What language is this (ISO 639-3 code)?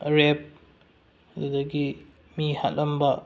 mni